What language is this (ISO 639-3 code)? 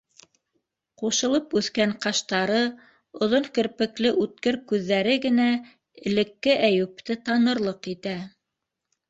bak